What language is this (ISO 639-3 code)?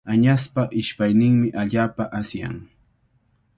qvl